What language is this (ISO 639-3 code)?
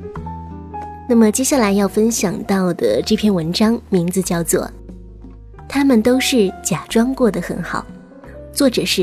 zho